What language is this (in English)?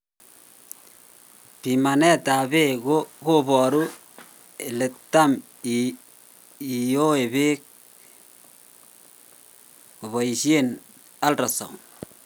Kalenjin